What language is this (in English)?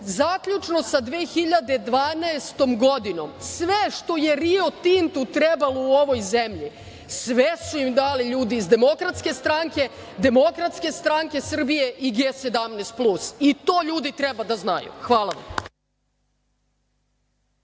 Serbian